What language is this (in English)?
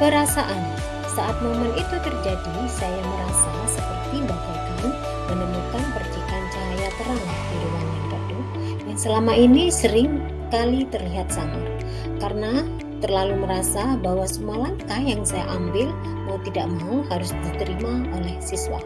Indonesian